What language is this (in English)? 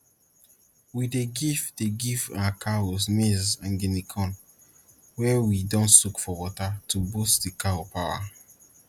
Nigerian Pidgin